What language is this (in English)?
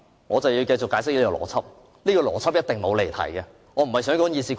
Cantonese